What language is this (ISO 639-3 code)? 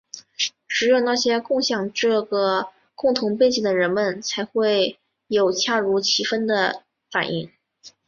zho